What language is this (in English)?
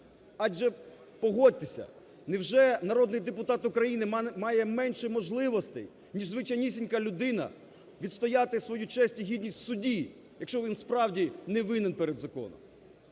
Ukrainian